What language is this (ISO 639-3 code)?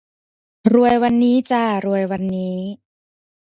tha